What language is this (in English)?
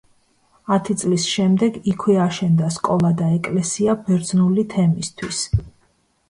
Georgian